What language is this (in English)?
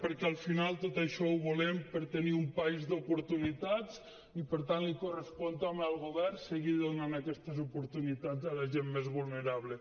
Catalan